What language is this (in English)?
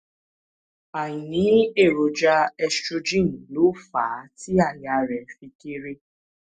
Yoruba